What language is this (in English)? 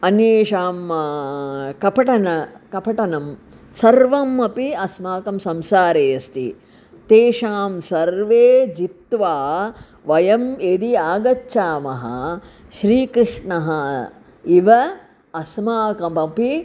Sanskrit